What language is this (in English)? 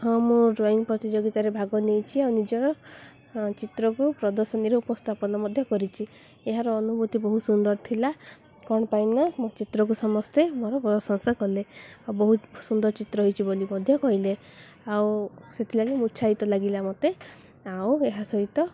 Odia